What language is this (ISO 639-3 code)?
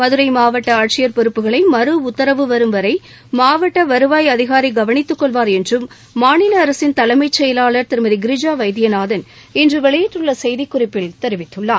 tam